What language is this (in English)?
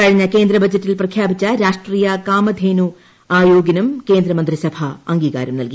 Malayalam